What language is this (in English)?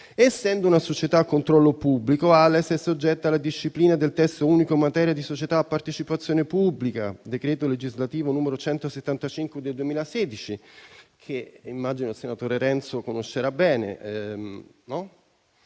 Italian